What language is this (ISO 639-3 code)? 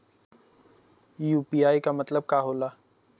bho